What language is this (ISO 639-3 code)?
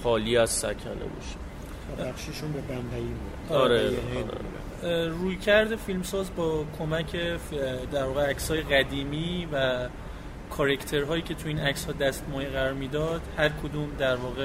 fas